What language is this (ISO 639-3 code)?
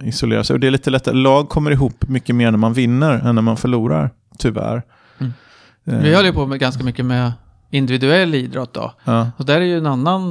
swe